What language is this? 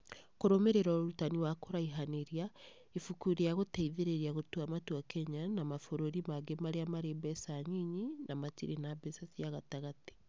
Kikuyu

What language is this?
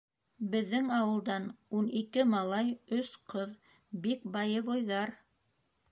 Bashkir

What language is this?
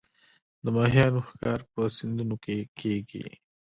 Pashto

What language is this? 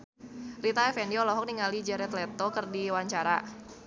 Sundanese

